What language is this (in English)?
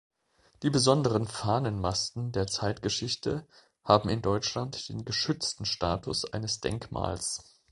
German